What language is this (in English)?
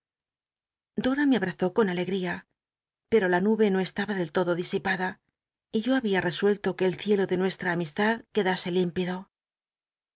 Spanish